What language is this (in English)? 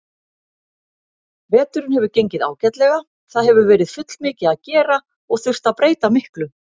Icelandic